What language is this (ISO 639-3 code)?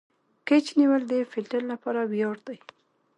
pus